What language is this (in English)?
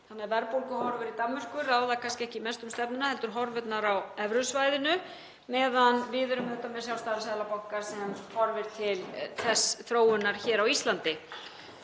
Icelandic